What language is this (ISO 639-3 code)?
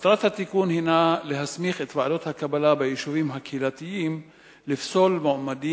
heb